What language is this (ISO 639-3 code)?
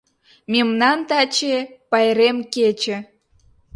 chm